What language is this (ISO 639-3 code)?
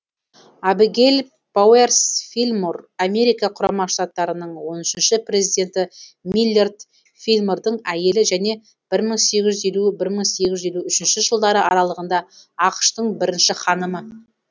kaz